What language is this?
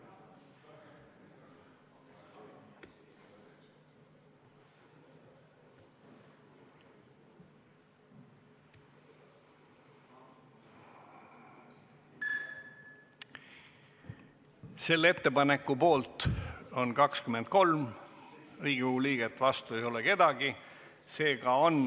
Estonian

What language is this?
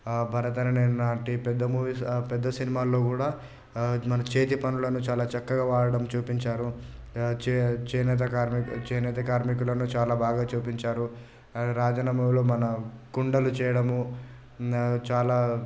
Telugu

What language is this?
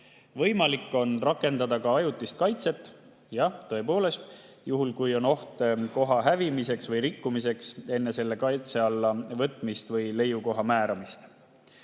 Estonian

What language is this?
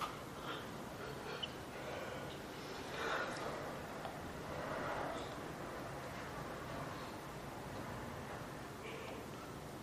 Urdu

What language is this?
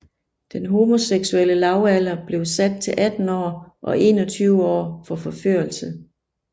Danish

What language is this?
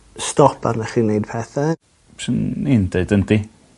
Welsh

